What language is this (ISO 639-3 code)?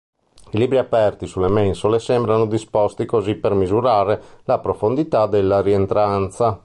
ita